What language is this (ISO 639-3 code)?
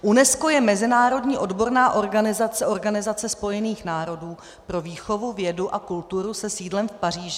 ces